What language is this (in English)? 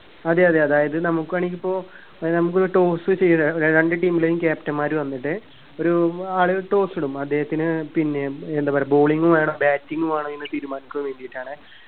Malayalam